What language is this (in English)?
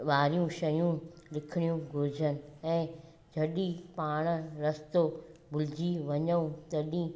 Sindhi